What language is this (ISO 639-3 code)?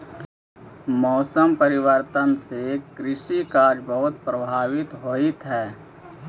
mag